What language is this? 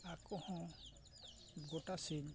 Santali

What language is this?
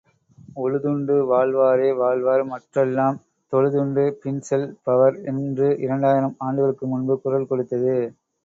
Tamil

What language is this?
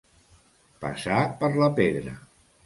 Catalan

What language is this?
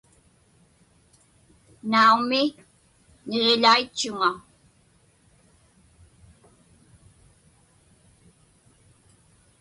Inupiaq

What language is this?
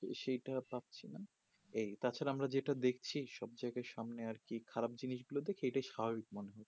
Bangla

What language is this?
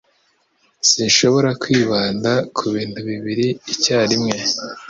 Kinyarwanda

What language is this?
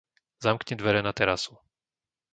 Slovak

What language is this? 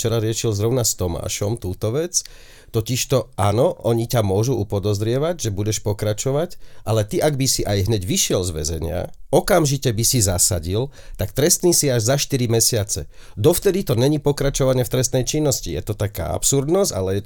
Slovak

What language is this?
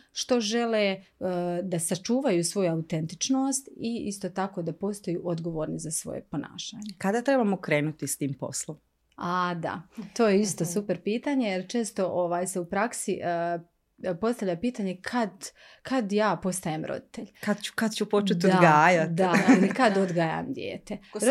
Croatian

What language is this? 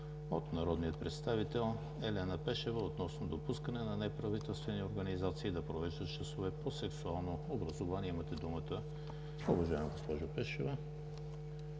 Bulgarian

